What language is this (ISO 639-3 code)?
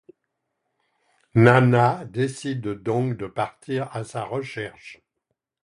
fra